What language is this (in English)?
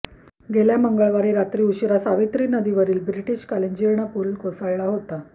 Marathi